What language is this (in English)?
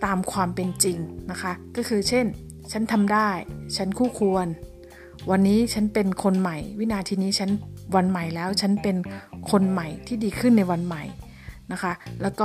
Thai